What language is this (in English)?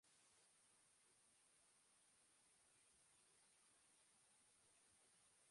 Basque